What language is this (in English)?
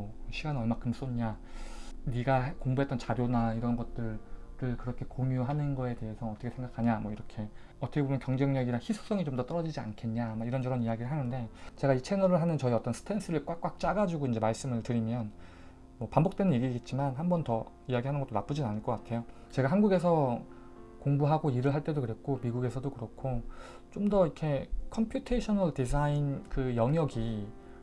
Korean